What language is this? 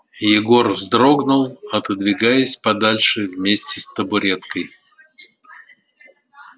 Russian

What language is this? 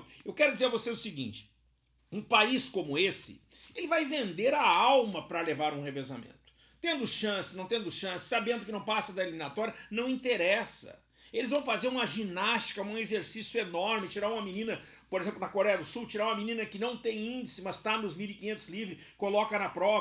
Portuguese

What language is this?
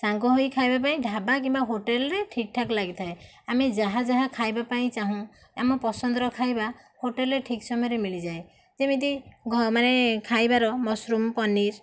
Odia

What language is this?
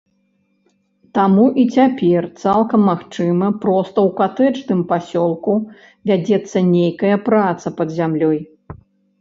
Belarusian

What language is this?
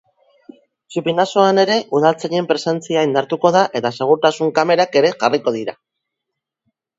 Basque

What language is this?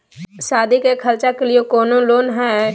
Magahi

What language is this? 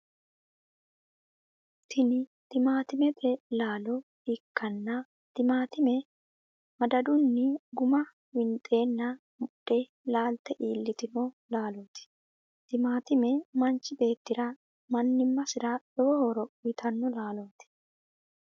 Sidamo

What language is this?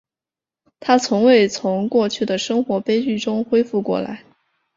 Chinese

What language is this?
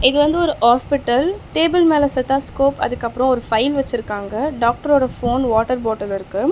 Tamil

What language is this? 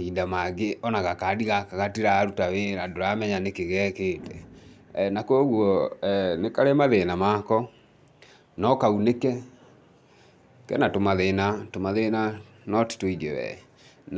Kikuyu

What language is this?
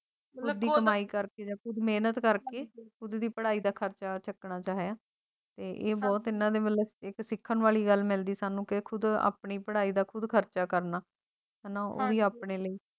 Punjabi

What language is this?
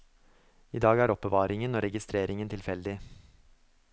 Norwegian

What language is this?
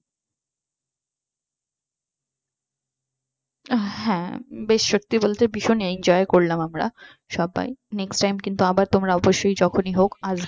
Bangla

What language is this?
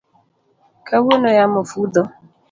Luo (Kenya and Tanzania)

